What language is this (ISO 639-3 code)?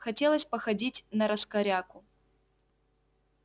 rus